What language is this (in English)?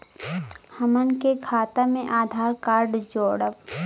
Bhojpuri